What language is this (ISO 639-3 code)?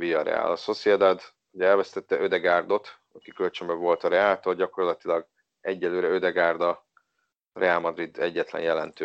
hun